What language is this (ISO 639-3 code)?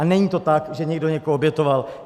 ces